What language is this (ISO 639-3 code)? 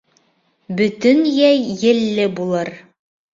bak